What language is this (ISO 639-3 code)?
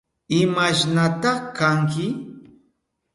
qup